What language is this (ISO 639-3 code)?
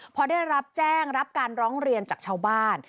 tha